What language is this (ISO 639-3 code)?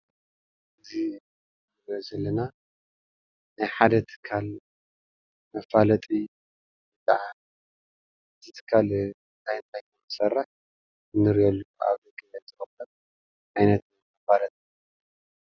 tir